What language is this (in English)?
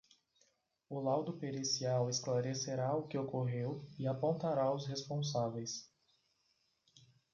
Portuguese